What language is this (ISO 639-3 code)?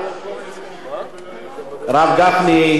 heb